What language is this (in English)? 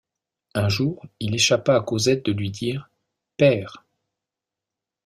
French